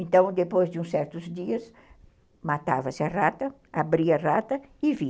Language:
Portuguese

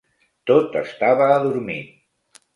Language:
Catalan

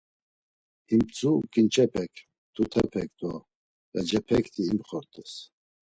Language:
Laz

